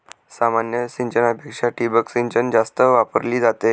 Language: Marathi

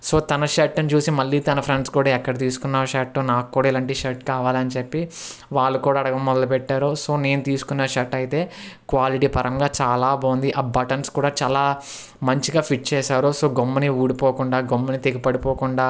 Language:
Telugu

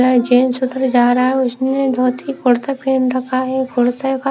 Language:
Hindi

